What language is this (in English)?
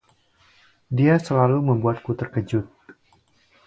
Indonesian